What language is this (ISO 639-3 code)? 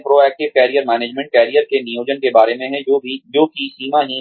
hin